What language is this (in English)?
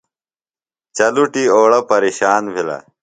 Phalura